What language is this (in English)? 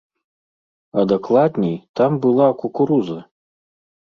Belarusian